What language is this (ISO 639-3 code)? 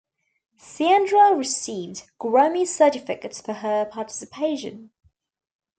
eng